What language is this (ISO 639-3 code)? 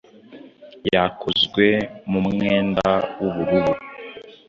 kin